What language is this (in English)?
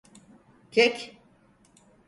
Turkish